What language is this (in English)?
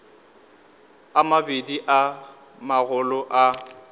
Northern Sotho